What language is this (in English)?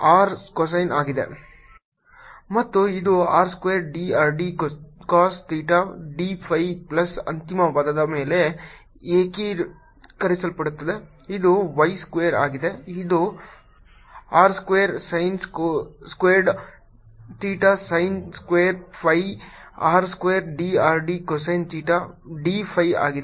Kannada